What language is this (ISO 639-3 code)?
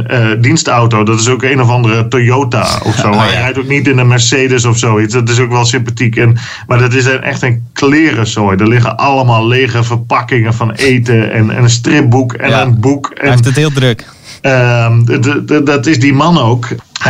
nld